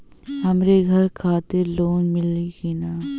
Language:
Bhojpuri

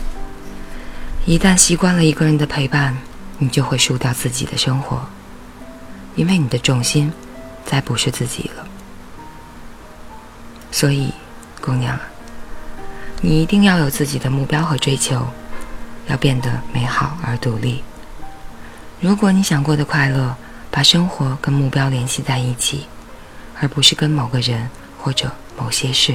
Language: Chinese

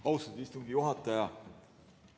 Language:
Estonian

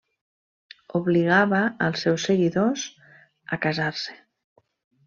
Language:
Catalan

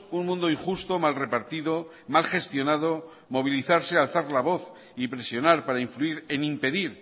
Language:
Spanish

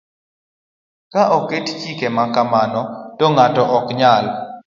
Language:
Luo (Kenya and Tanzania)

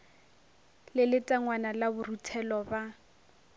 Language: Northern Sotho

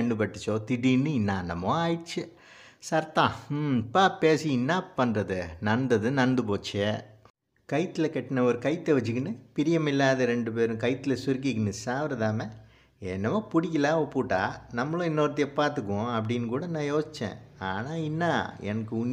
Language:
Tamil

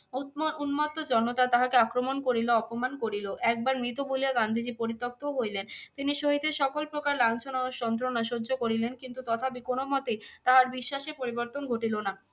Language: Bangla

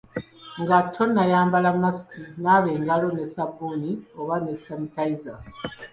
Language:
Ganda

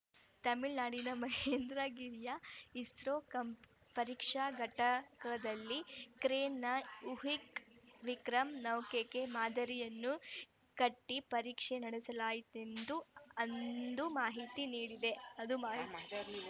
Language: Kannada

